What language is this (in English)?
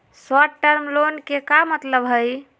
Magahi